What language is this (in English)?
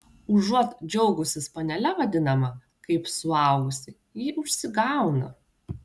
Lithuanian